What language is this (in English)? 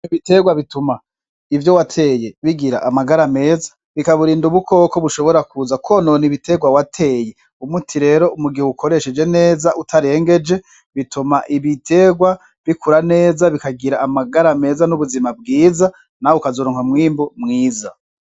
Rundi